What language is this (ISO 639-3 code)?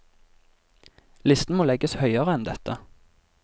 nor